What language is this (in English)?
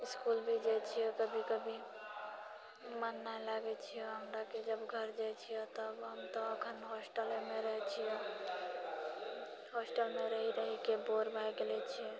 Maithili